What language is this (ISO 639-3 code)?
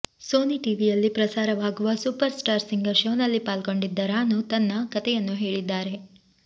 kan